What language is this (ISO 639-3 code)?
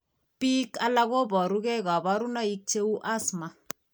kln